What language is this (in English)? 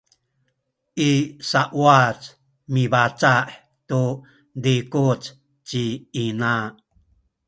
Sakizaya